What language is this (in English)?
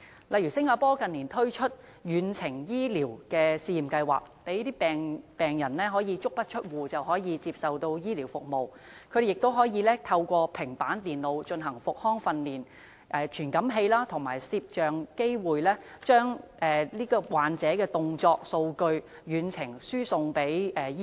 Cantonese